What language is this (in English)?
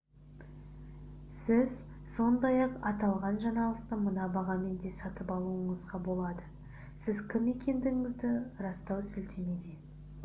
Kazakh